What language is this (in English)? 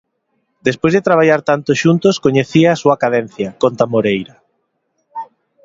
Galician